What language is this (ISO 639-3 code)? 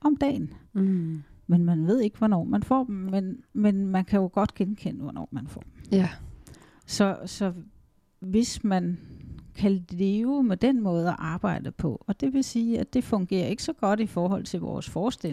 dan